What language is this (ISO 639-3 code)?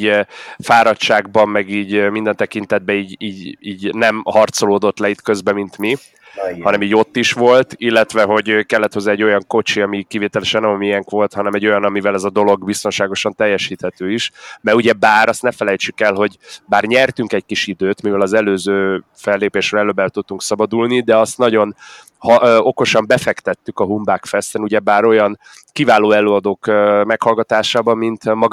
hun